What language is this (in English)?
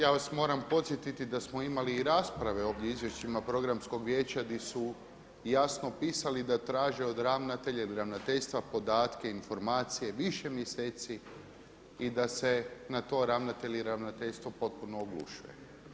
Croatian